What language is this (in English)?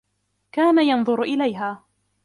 Arabic